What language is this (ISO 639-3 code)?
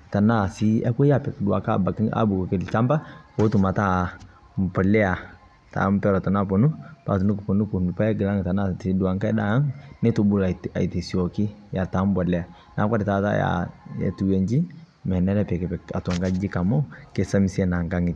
mas